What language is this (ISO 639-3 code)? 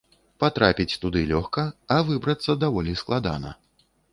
bel